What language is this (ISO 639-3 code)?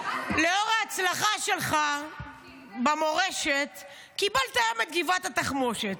heb